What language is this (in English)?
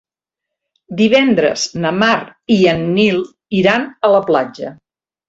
Catalan